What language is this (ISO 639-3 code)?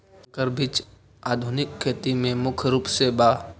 mag